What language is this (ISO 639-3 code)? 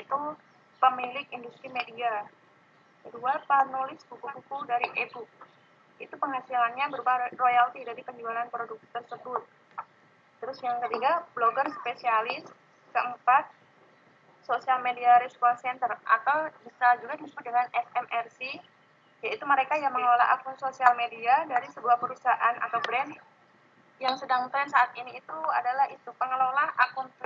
ind